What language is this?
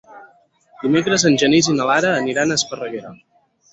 Catalan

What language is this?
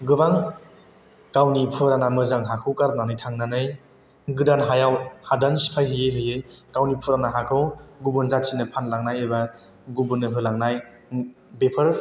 Bodo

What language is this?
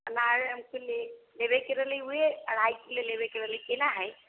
Maithili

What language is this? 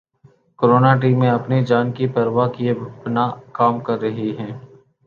Urdu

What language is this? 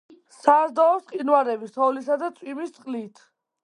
Georgian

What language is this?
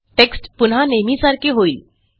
Marathi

